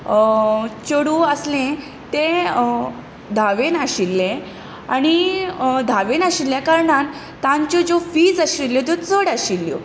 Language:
Konkani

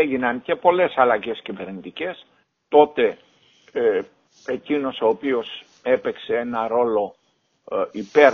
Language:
Greek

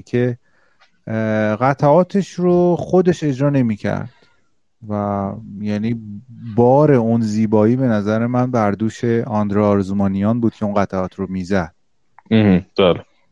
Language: Persian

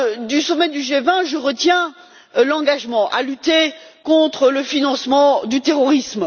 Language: French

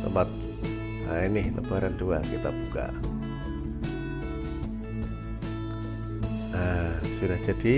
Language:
Indonesian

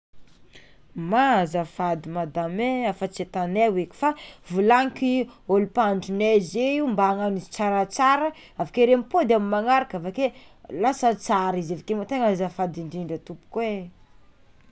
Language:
Tsimihety Malagasy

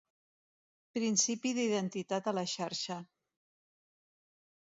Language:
Catalan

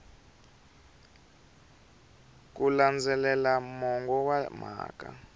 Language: Tsonga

